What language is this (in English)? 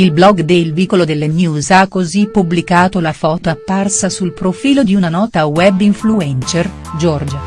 Italian